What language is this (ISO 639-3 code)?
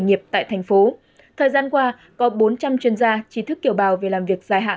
vie